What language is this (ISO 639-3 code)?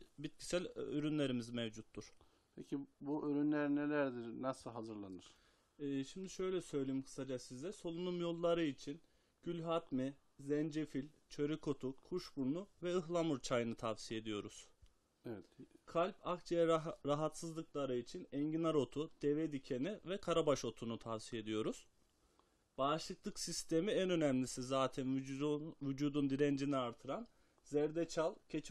tur